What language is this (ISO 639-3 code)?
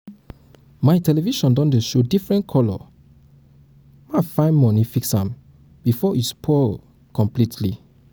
pcm